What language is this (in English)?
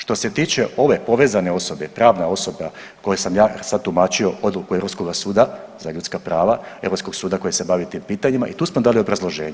Croatian